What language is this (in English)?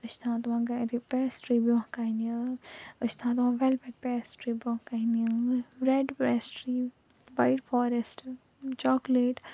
Kashmiri